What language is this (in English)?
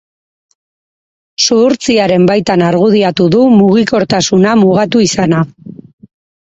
Basque